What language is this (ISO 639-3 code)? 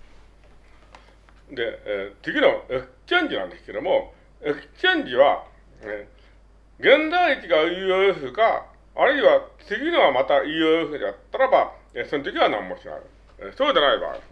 jpn